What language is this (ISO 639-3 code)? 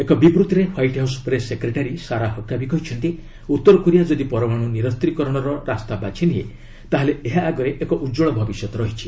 ori